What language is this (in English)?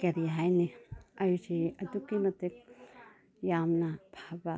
Manipuri